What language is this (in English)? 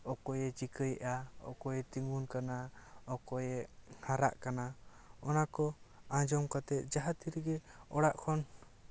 Santali